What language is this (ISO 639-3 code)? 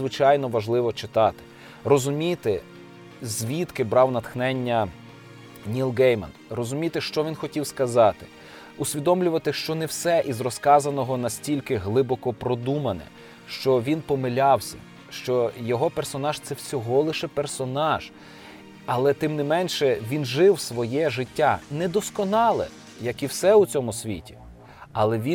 ukr